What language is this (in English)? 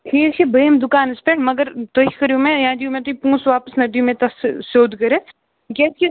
Kashmiri